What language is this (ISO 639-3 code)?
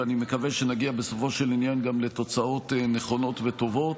heb